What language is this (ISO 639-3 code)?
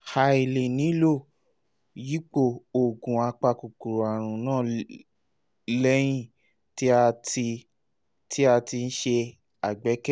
yor